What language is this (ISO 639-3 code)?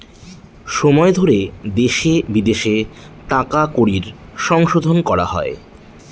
ben